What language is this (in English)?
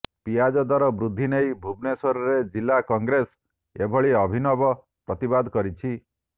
Odia